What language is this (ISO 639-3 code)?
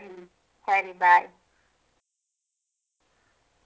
kan